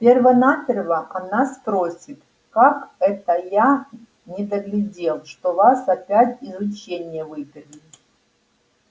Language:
Russian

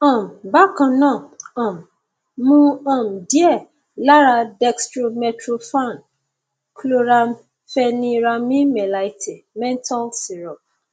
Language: Yoruba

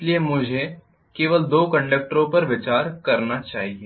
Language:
Hindi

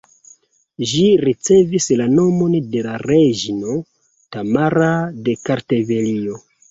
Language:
Esperanto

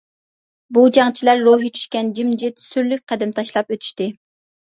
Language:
Uyghur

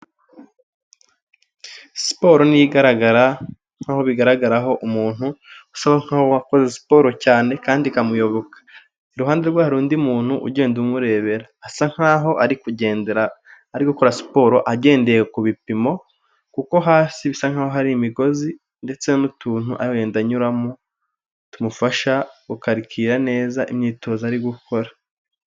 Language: Kinyarwanda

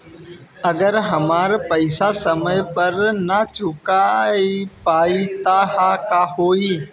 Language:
Bhojpuri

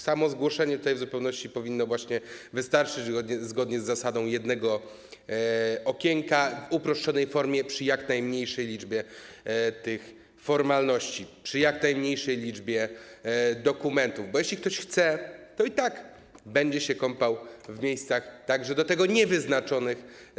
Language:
Polish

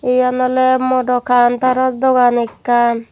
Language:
Chakma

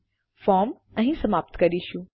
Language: Gujarati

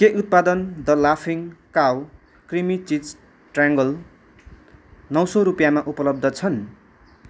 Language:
Nepali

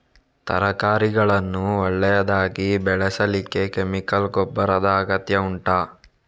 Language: Kannada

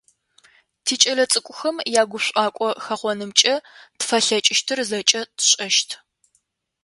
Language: Adyghe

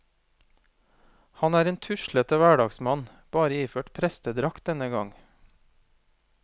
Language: Norwegian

